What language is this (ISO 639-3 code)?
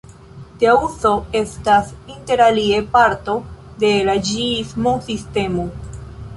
epo